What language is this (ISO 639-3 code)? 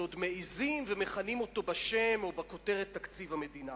heb